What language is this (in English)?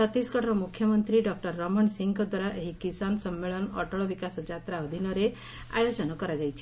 Odia